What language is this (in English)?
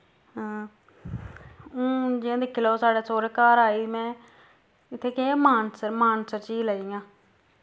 Dogri